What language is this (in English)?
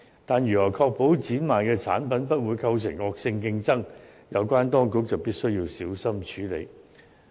Cantonese